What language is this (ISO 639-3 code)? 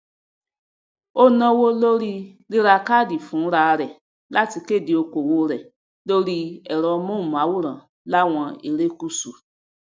yor